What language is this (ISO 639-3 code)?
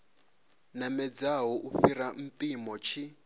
ven